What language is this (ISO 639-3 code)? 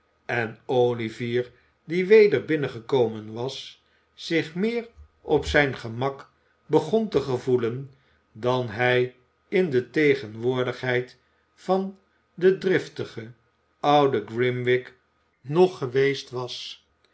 nld